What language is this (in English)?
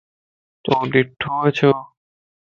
Lasi